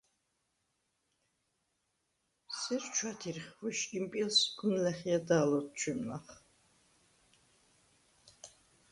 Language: Svan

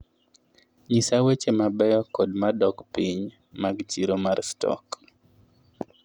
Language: Luo (Kenya and Tanzania)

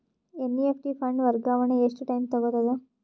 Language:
Kannada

